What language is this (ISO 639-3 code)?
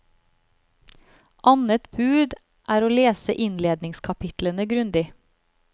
nor